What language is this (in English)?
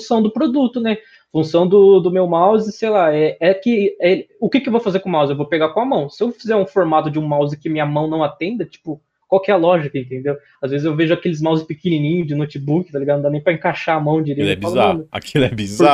Portuguese